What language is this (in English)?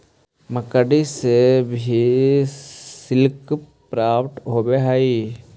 Magahi